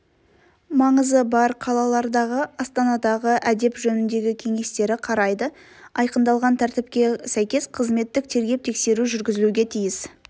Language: Kazakh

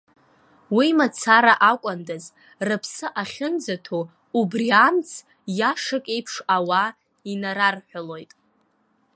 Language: Abkhazian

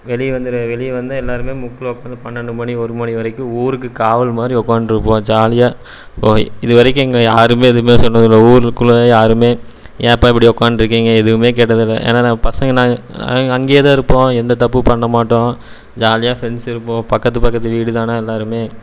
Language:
Tamil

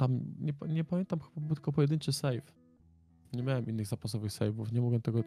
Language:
Polish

